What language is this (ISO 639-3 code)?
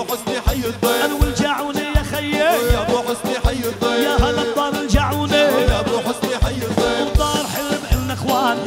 ara